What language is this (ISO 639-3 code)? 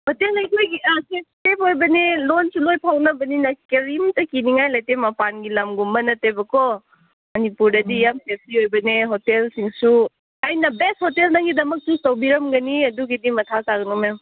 mni